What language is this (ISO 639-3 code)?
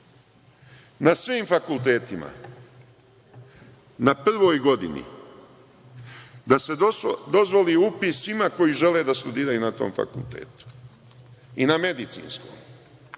srp